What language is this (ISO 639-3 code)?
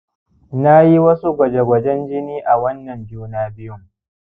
hau